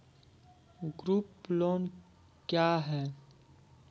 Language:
Maithili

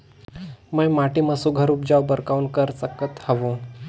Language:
Chhattisgarhi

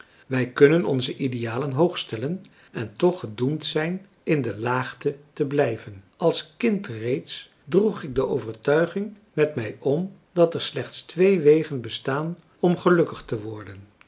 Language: Dutch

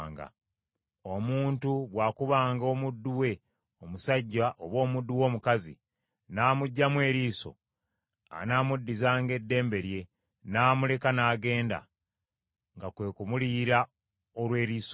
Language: Ganda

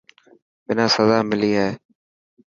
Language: Dhatki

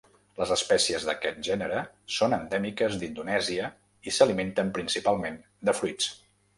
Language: Catalan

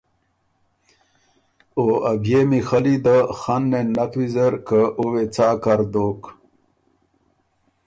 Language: Ormuri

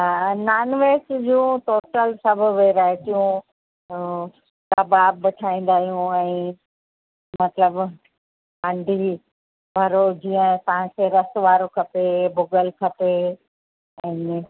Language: Sindhi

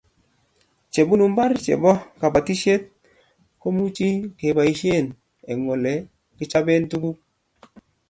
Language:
Kalenjin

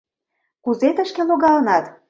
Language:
Mari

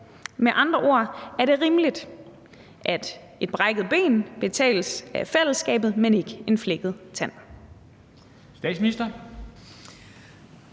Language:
Danish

